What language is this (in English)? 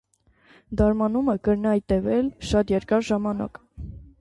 Armenian